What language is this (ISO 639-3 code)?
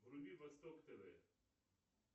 rus